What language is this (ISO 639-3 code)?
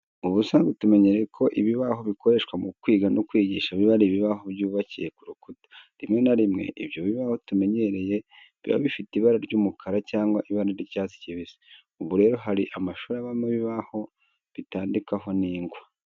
kin